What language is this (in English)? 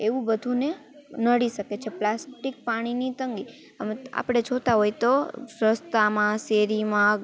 Gujarati